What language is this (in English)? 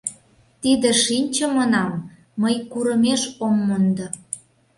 Mari